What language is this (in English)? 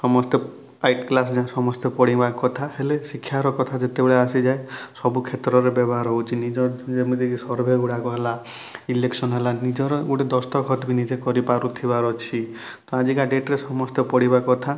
Odia